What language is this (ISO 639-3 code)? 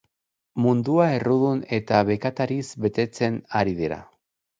eus